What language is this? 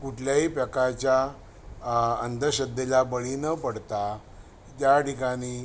Marathi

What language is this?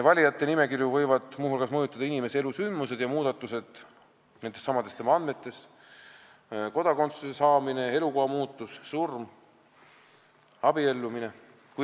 Estonian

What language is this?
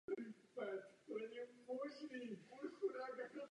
Czech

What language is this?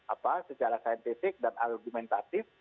Indonesian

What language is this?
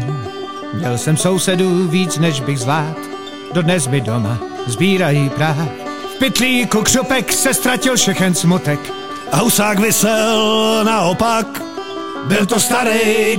Czech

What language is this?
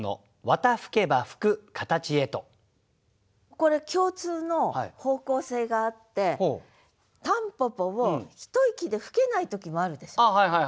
Japanese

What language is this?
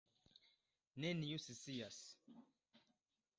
Esperanto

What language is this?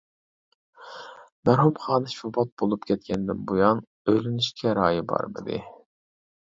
Uyghur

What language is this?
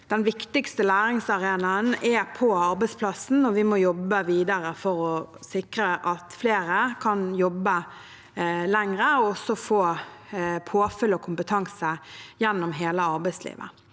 Norwegian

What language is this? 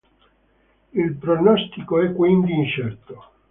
Italian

